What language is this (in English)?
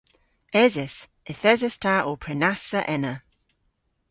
Cornish